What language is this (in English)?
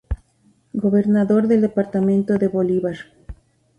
Spanish